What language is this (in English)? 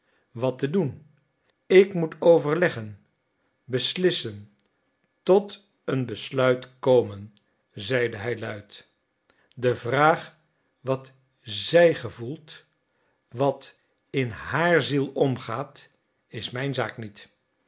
Dutch